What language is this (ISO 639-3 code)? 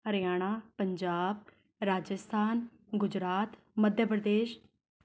pan